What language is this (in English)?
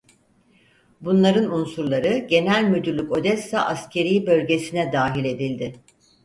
Turkish